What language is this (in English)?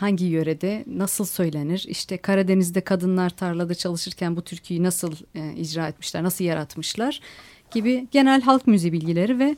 Turkish